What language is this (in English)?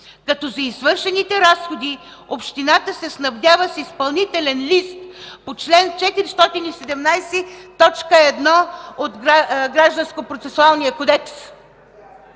Bulgarian